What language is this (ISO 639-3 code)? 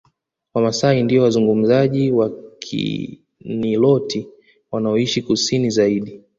swa